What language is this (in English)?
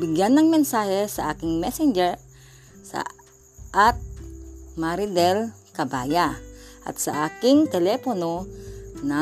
Filipino